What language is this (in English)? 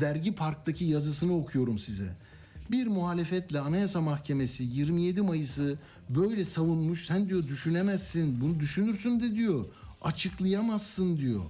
Turkish